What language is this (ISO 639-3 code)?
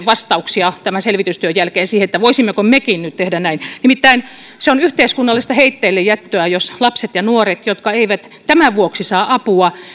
fin